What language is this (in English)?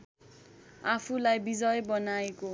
Nepali